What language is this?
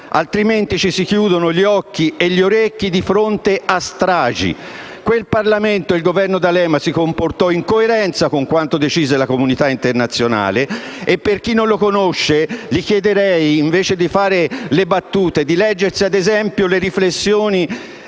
Italian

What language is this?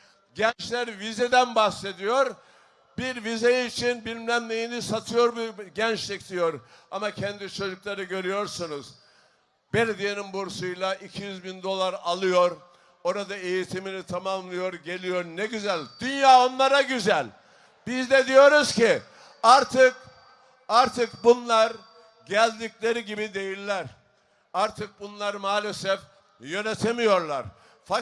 Turkish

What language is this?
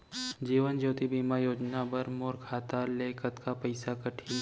Chhattisgarhi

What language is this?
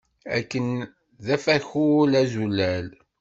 Kabyle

